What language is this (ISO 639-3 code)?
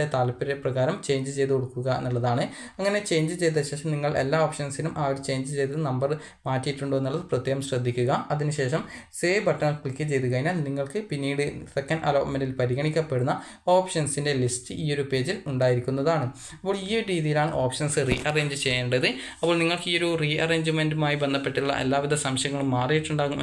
mal